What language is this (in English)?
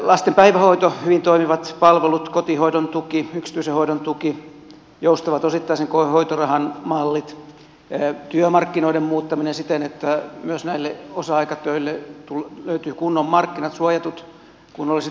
Finnish